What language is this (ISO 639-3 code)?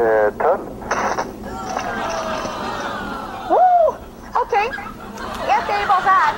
swe